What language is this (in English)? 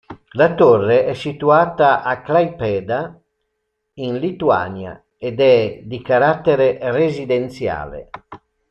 Italian